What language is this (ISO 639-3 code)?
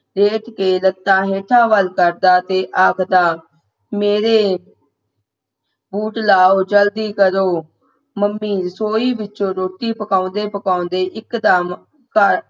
pan